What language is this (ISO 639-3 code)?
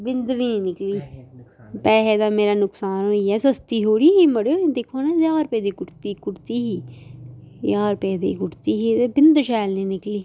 doi